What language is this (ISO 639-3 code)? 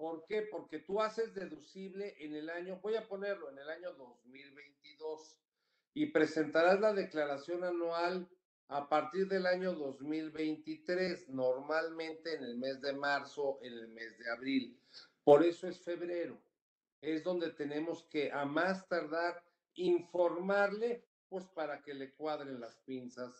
spa